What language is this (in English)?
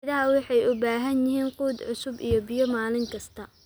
Somali